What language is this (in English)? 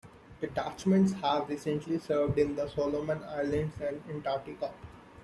English